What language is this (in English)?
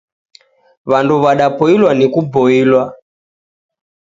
Taita